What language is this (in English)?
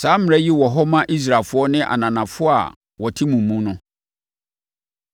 Akan